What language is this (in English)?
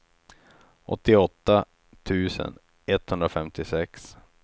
Swedish